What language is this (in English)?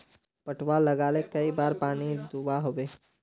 Magahi